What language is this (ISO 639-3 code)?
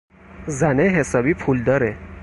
fas